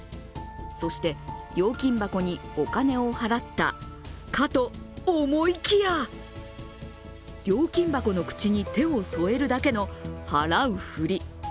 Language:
Japanese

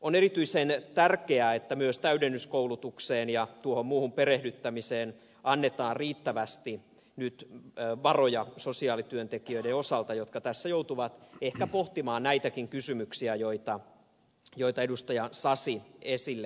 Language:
Finnish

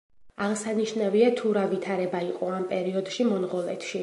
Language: Georgian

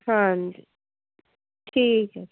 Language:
Punjabi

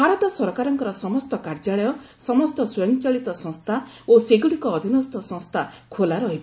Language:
Odia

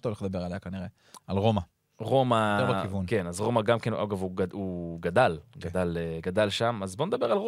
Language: Hebrew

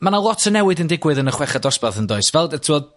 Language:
Welsh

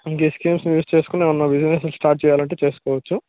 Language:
Telugu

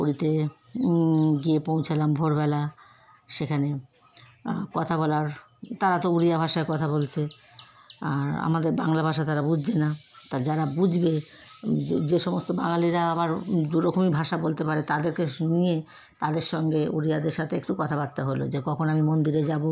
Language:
Bangla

